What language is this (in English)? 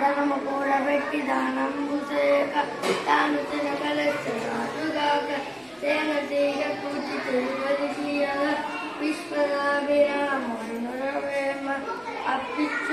Indonesian